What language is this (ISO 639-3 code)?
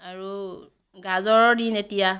asm